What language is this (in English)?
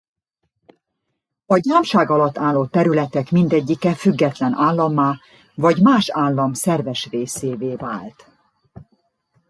Hungarian